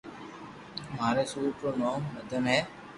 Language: Loarki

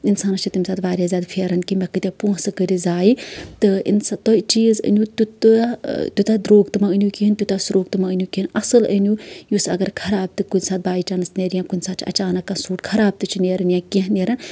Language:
Kashmiri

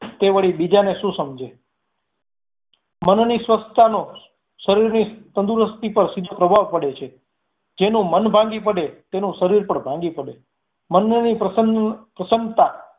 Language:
Gujarati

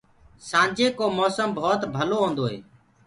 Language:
Gurgula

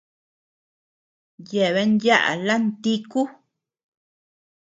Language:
Tepeuxila Cuicatec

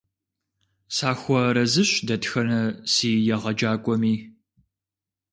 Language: Kabardian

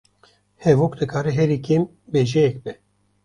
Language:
Kurdish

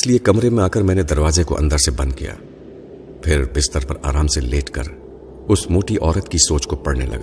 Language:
Urdu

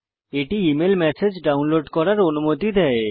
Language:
Bangla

